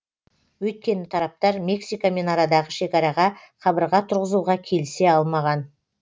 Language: Kazakh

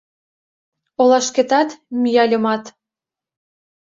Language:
Mari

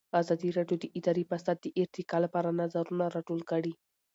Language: Pashto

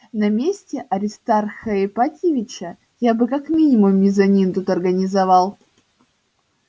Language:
Russian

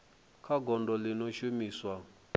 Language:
Venda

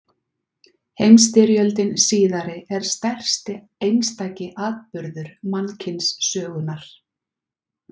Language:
Icelandic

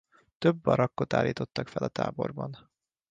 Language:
Hungarian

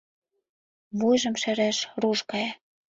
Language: Mari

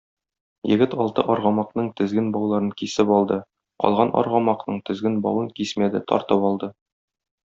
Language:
Tatar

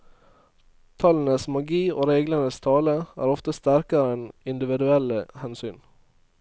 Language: Norwegian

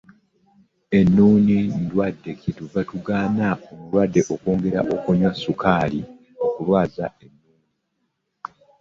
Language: Ganda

